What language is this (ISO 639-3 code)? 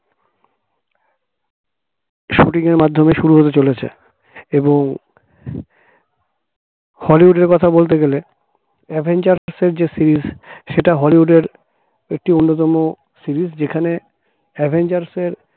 ben